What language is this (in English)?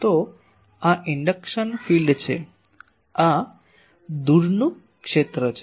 Gujarati